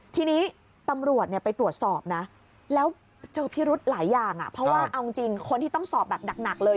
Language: Thai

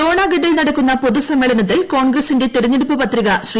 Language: Malayalam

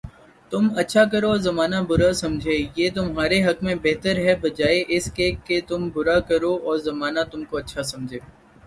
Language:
Urdu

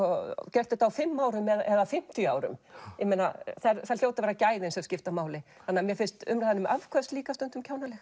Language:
Icelandic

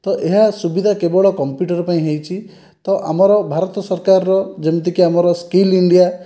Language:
Odia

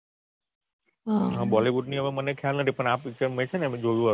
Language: Gujarati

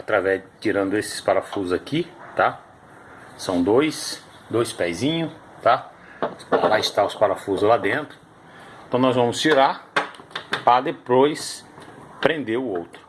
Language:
Portuguese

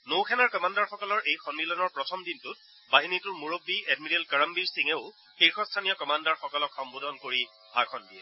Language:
Assamese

